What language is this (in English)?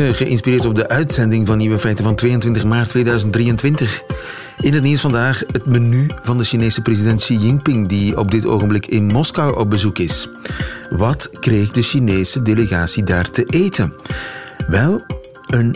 Dutch